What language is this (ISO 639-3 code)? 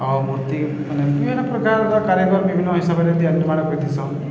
ori